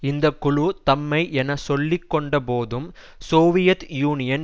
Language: Tamil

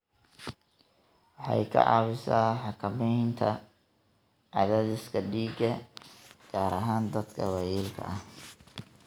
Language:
Somali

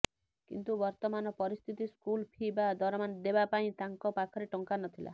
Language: Odia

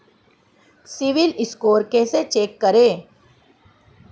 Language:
Hindi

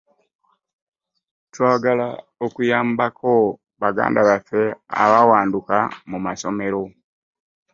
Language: Ganda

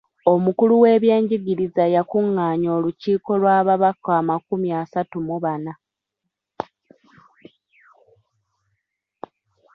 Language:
Ganda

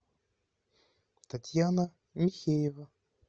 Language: Russian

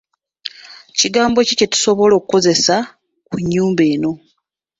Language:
Ganda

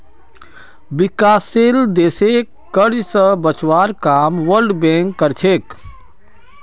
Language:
Magahi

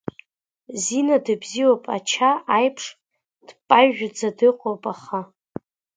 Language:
Abkhazian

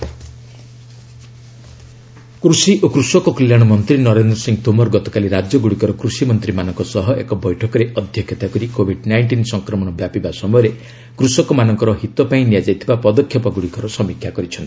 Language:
Odia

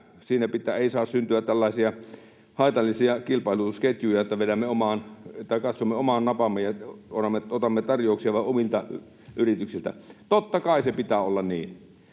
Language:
Finnish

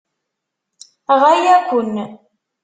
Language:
Kabyle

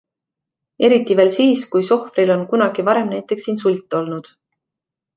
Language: Estonian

